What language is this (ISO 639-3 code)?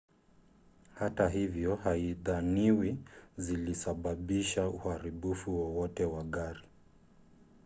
swa